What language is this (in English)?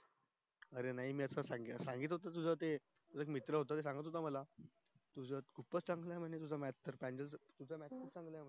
Marathi